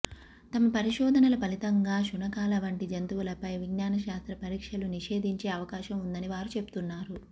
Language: Telugu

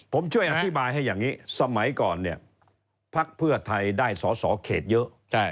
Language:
Thai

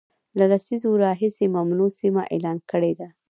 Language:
Pashto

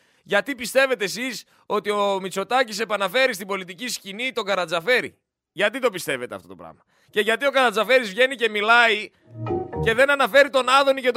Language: Greek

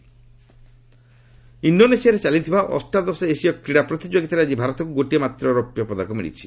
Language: Odia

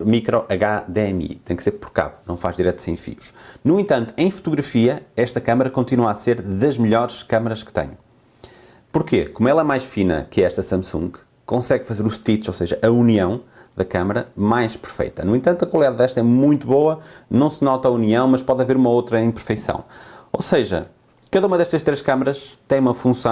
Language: Portuguese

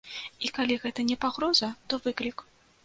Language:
Belarusian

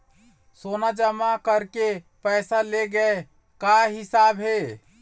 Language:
Chhattisgarhi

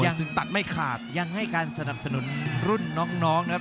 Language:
Thai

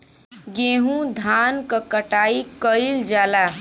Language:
Bhojpuri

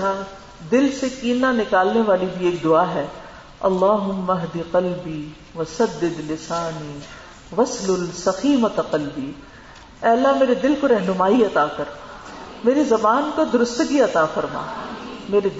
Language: Urdu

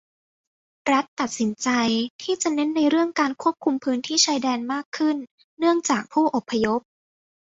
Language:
Thai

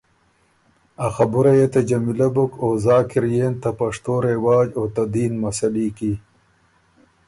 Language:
Ormuri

